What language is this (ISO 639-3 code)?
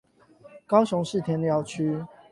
zho